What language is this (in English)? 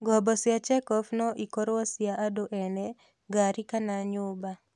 Kikuyu